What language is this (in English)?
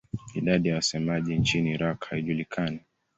Swahili